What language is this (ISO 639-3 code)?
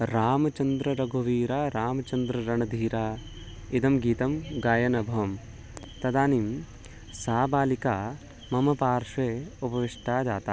san